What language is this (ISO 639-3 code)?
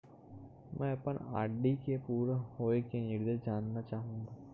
hne